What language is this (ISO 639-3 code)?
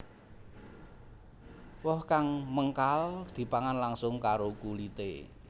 jav